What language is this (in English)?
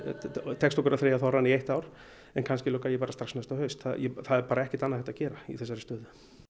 Icelandic